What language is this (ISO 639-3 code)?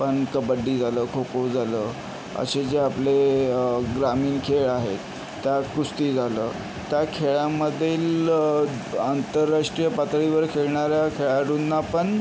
mar